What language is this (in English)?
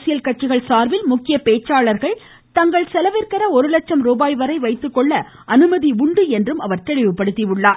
Tamil